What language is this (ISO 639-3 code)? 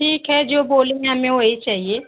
hin